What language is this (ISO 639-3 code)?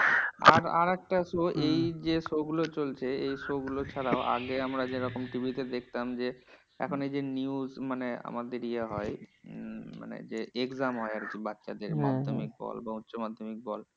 ben